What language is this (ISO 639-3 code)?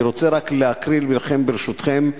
heb